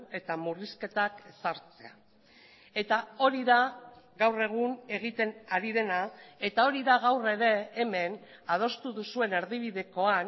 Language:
Basque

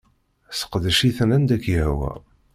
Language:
Kabyle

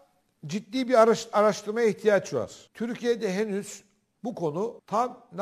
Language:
Turkish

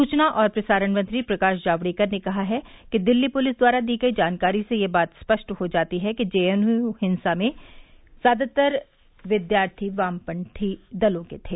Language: Hindi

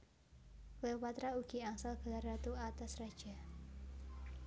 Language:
Javanese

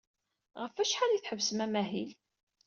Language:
Kabyle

